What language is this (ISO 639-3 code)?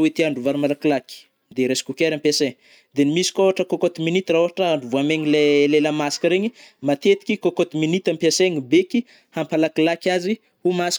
bmm